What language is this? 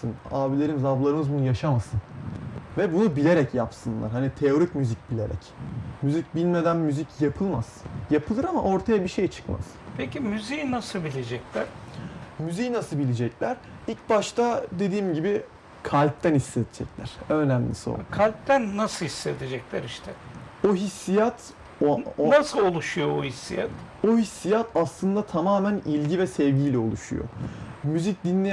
Turkish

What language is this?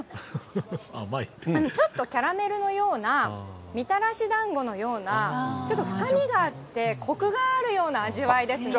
Japanese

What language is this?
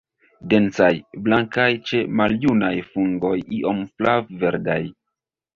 Esperanto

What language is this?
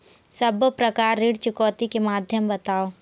Chhattisgarhi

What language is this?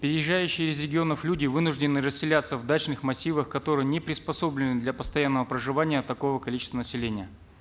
Kazakh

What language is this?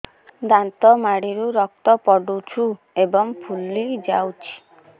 Odia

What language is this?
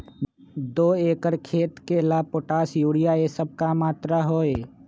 Magahi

